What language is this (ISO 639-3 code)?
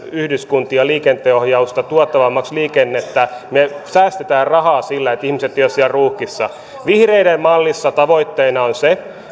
fin